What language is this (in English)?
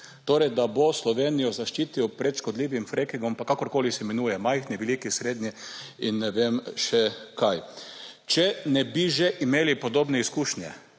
Slovenian